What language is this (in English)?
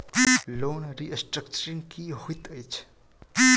Maithili